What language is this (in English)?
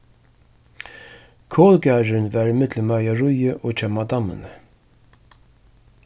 Faroese